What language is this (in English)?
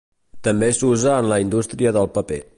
Catalan